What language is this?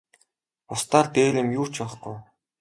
Mongolian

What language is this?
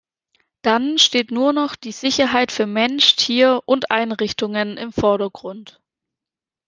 German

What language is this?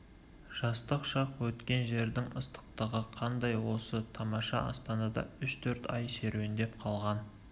Kazakh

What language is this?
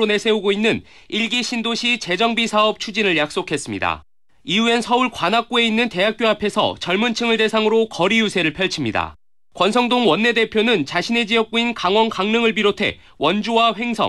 Korean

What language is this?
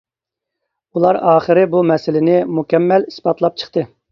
Uyghur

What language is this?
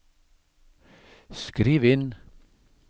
Norwegian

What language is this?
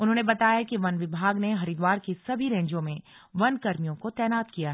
Hindi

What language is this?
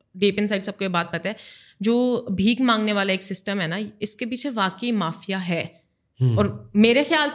Urdu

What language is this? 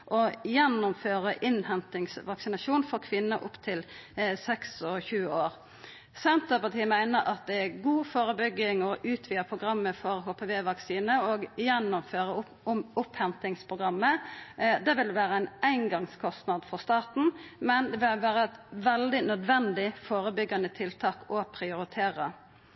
Norwegian Nynorsk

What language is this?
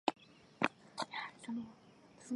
Chinese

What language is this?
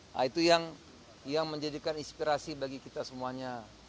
Indonesian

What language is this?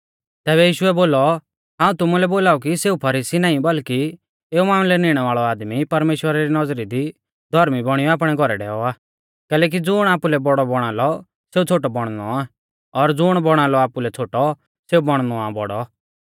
Mahasu Pahari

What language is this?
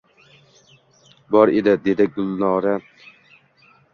Uzbek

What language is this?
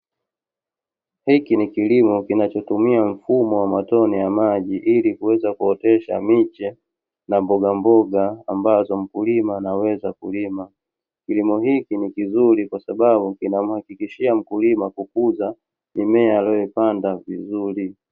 Swahili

